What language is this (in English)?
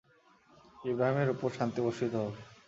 Bangla